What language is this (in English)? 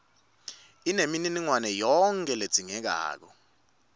Swati